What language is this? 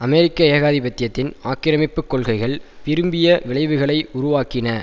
Tamil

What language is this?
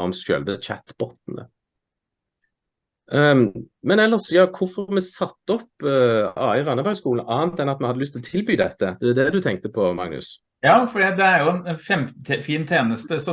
Norwegian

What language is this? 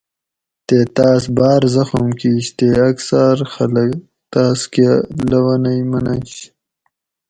Gawri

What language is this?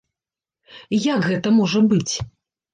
Belarusian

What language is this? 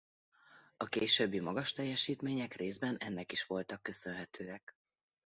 Hungarian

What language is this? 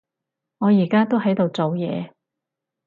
Cantonese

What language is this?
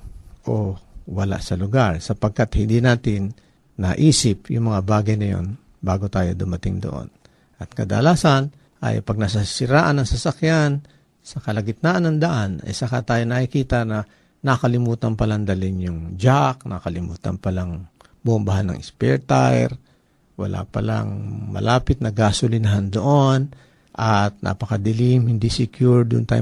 Filipino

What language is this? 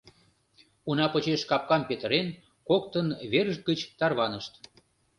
Mari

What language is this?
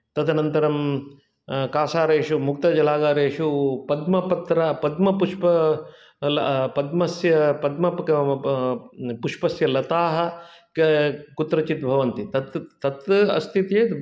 Sanskrit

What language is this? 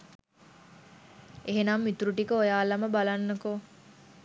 Sinhala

